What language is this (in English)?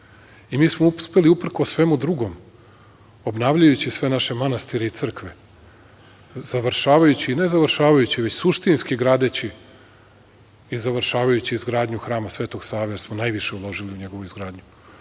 Serbian